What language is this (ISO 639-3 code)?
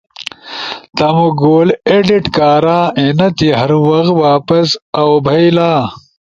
ush